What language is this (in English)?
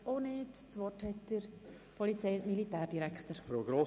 Swiss German